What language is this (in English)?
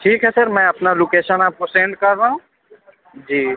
Urdu